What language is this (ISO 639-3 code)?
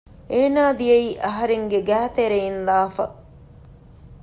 div